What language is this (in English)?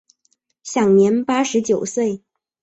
Chinese